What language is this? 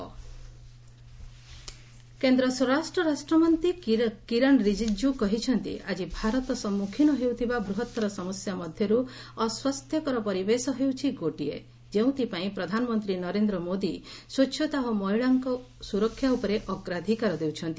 Odia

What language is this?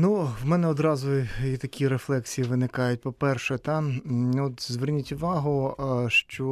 Ukrainian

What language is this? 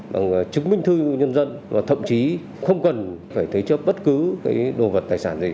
Vietnamese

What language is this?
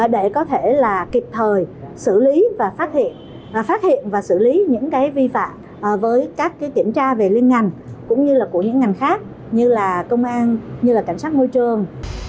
Vietnamese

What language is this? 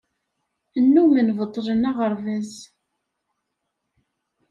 Kabyle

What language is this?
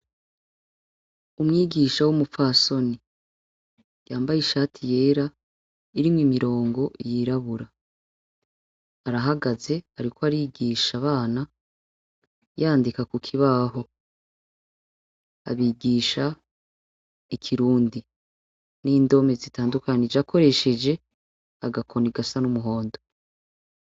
Rundi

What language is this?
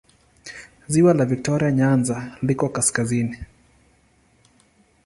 Swahili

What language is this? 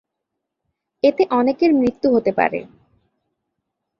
Bangla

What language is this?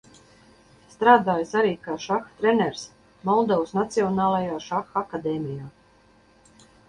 Latvian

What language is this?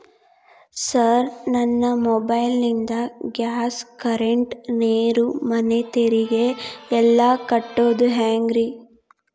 Kannada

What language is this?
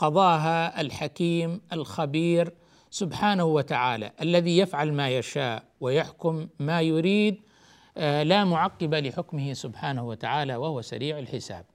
Arabic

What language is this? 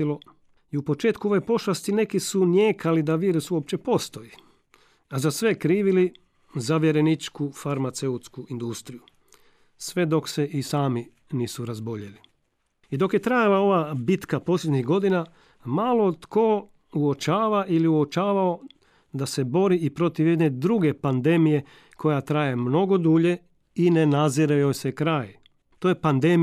Croatian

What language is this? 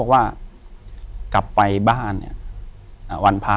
Thai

